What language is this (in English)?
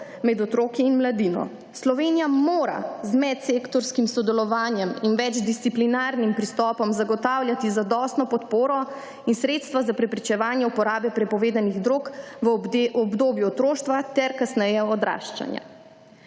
Slovenian